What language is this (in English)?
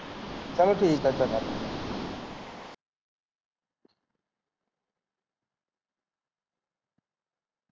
Punjabi